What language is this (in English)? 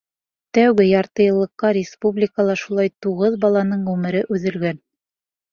Bashkir